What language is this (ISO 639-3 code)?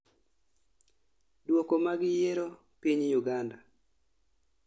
luo